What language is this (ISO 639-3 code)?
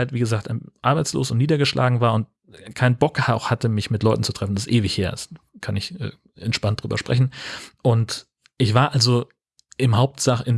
deu